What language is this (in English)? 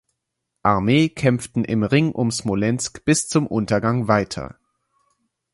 German